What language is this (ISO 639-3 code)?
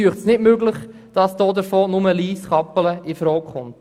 gsw